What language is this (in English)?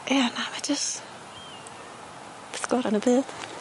Welsh